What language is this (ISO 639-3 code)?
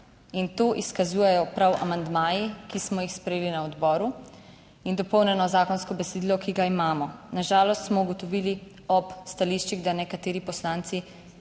slv